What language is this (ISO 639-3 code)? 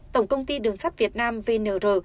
vie